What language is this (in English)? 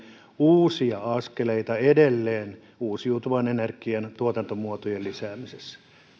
Finnish